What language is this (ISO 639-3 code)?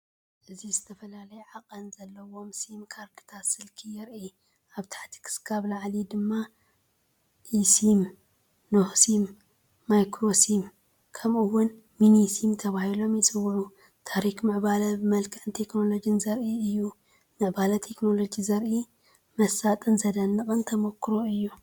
tir